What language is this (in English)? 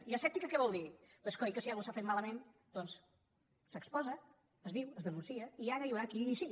Catalan